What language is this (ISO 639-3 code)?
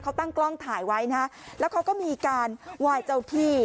tha